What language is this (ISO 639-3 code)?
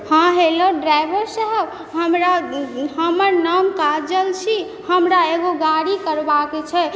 mai